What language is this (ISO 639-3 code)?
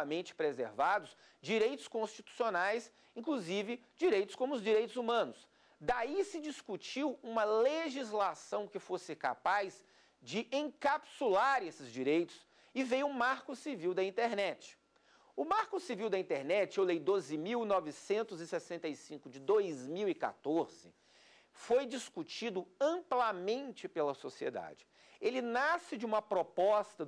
por